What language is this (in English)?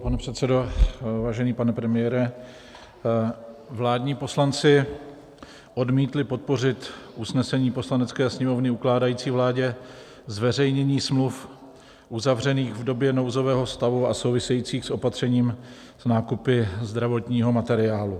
Czech